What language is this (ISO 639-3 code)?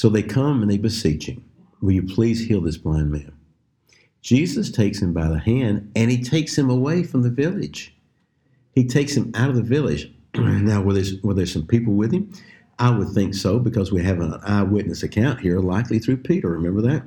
eng